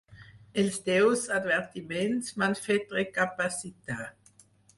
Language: Catalan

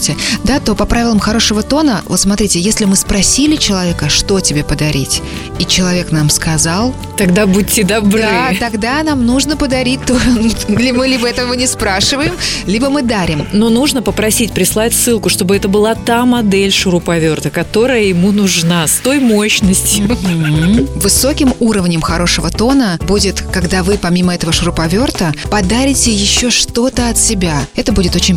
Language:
Russian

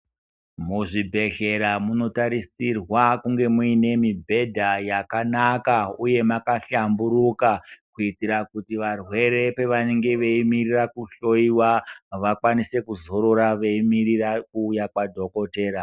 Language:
Ndau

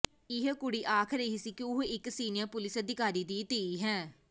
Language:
Punjabi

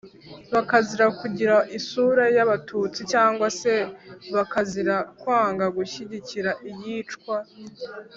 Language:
Kinyarwanda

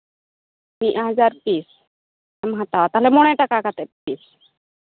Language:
Santali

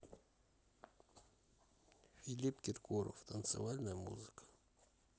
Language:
Russian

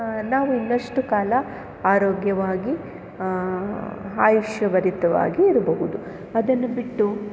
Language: Kannada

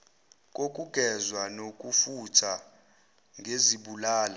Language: Zulu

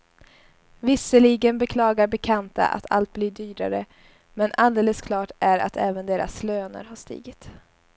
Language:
Swedish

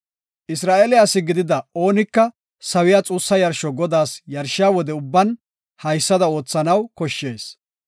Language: Gofa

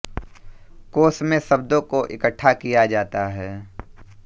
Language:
Hindi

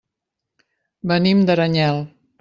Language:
Catalan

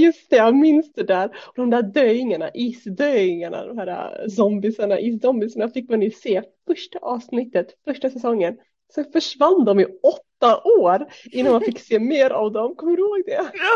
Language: Swedish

